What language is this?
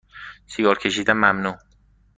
Persian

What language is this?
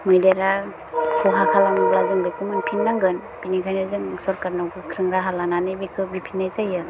Bodo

